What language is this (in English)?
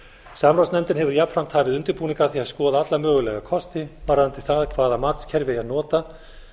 Icelandic